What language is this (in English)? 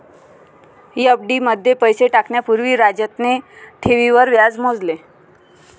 Marathi